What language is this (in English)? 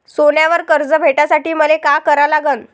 Marathi